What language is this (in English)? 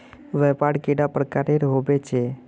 Magahi